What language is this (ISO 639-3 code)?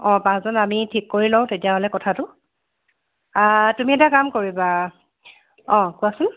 asm